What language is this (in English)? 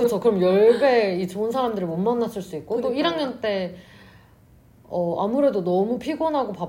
Korean